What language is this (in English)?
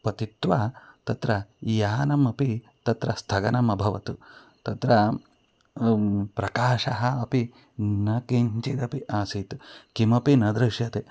Sanskrit